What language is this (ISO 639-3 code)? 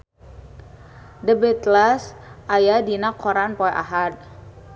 sun